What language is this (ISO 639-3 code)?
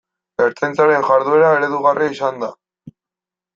eus